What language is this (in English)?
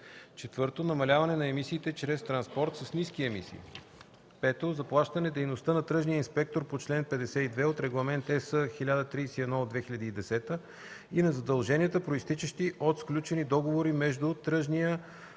Bulgarian